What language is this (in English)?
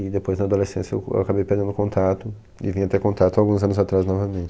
Portuguese